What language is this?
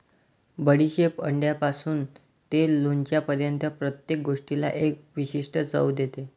Marathi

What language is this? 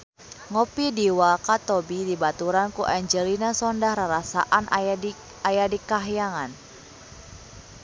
Sundanese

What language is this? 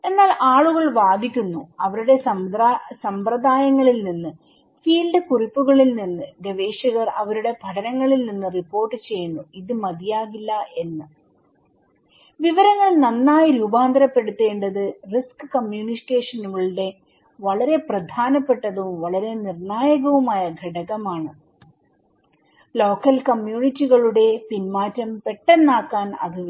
Malayalam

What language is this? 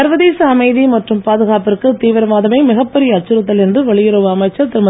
Tamil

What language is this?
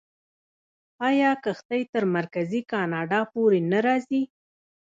Pashto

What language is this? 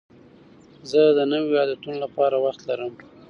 Pashto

